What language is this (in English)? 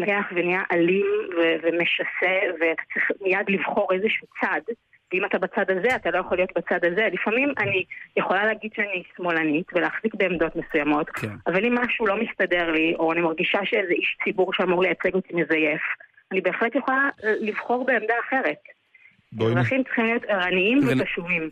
Hebrew